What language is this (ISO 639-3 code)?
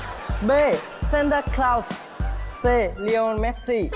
vie